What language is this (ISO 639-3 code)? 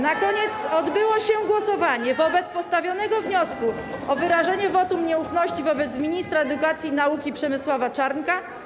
pol